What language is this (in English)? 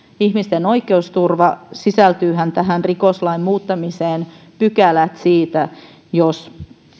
Finnish